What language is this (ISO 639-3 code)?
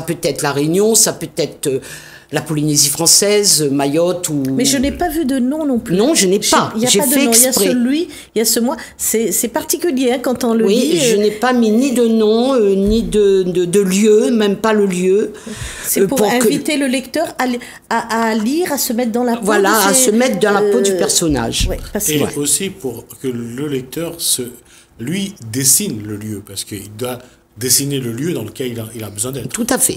fra